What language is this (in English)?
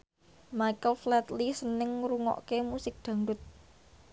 Javanese